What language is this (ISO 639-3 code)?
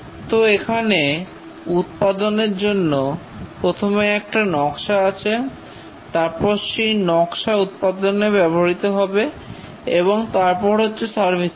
ben